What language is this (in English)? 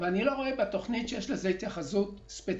Hebrew